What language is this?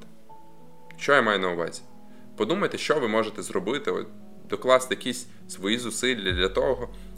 Ukrainian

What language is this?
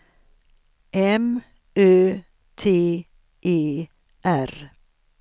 Swedish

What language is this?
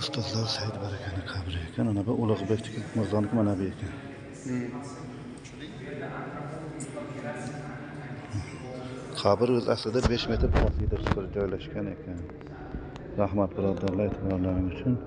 Turkish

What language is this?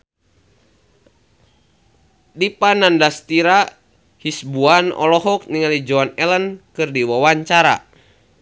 Sundanese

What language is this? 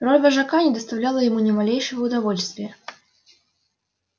Russian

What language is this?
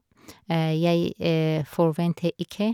Norwegian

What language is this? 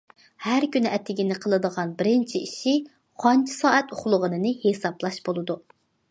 Uyghur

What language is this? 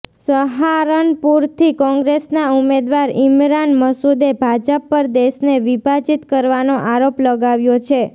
Gujarati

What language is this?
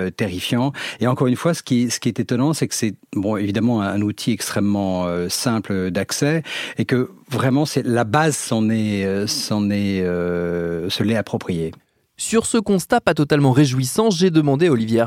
French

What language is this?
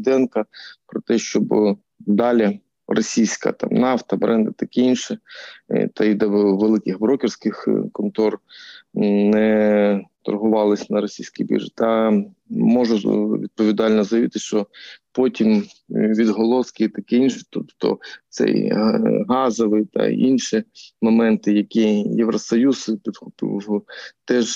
Ukrainian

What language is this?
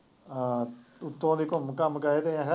Punjabi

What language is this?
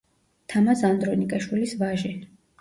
Georgian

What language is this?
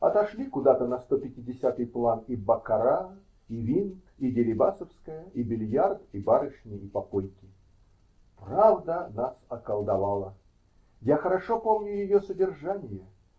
Russian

